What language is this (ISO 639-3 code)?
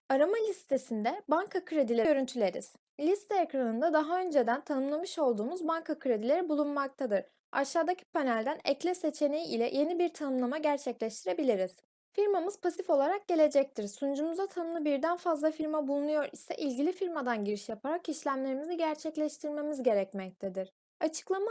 tur